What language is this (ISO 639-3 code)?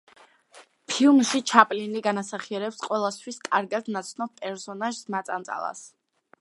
kat